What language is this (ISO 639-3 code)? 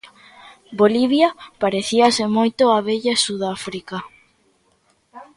glg